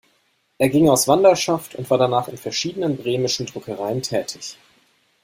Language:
German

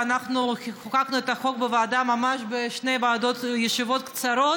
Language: Hebrew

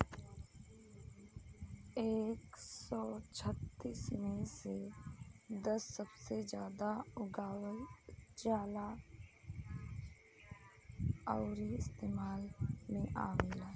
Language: Bhojpuri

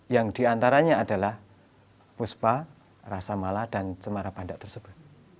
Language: Indonesian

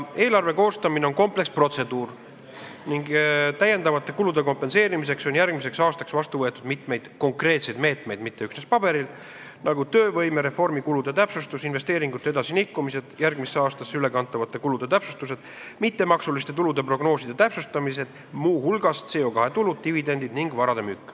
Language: Estonian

